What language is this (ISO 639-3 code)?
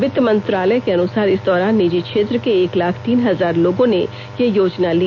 hin